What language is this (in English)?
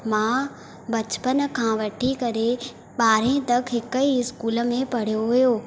Sindhi